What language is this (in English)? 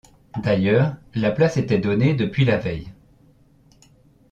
French